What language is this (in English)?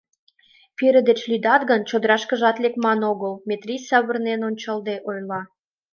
Mari